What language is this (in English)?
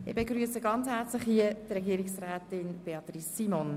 Swiss German